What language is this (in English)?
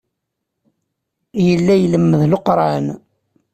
Kabyle